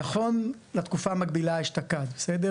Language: Hebrew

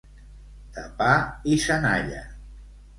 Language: Catalan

